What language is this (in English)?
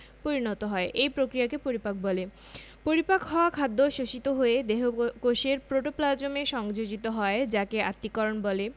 Bangla